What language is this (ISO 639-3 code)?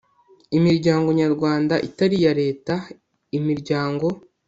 kin